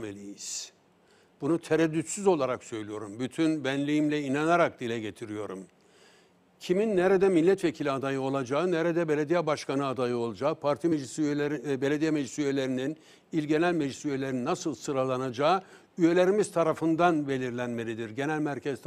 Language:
Turkish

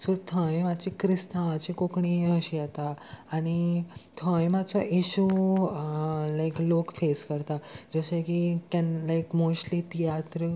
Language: Konkani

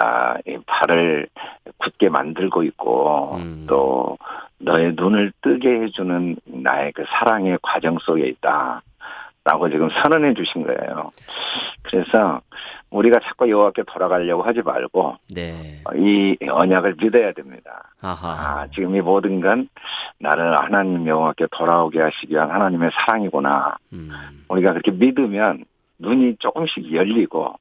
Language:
Korean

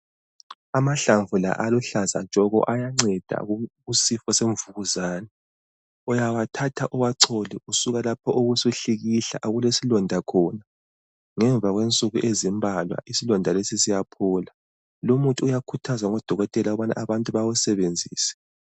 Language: North Ndebele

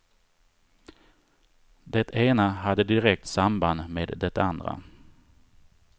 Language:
Swedish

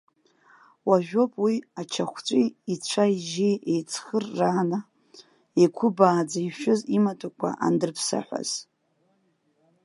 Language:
Abkhazian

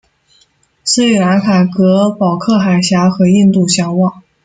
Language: Chinese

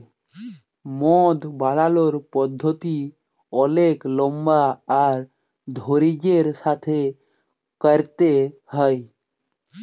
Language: Bangla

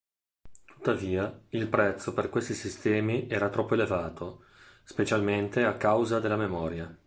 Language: Italian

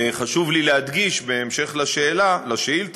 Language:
Hebrew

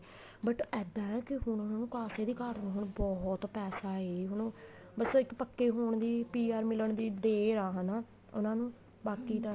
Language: Punjabi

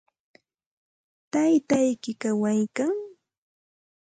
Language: Santa Ana de Tusi Pasco Quechua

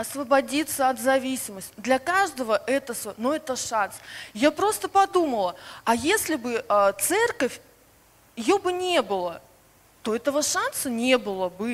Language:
Russian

